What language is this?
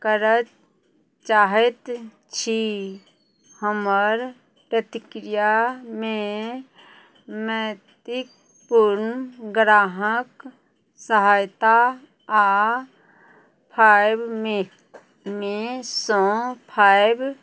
Maithili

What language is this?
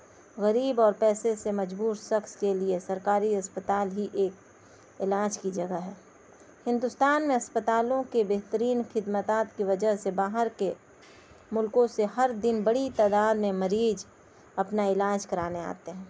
Urdu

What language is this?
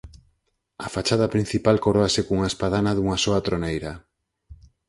Galician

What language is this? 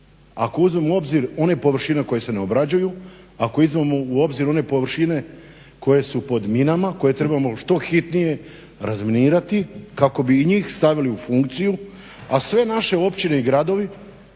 Croatian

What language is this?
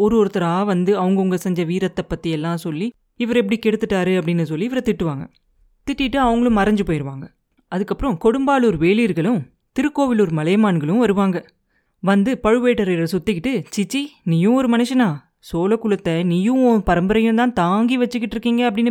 Tamil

